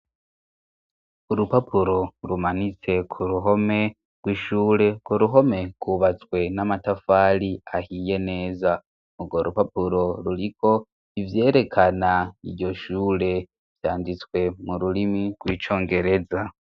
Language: Rundi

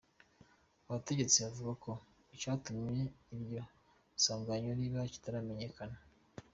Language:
Kinyarwanda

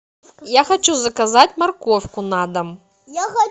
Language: Russian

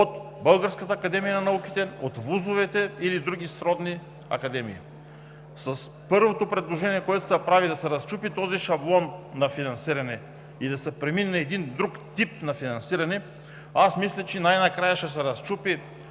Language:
Bulgarian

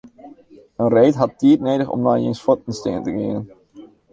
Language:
Western Frisian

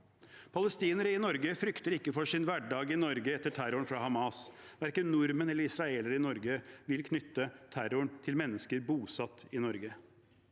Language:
Norwegian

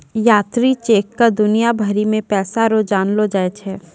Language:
Maithili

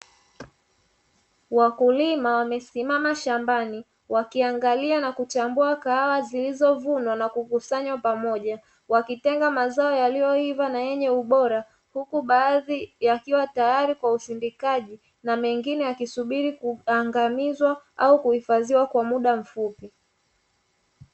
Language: Swahili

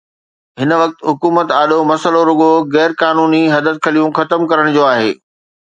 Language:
Sindhi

